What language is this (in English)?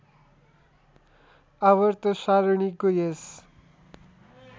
Nepali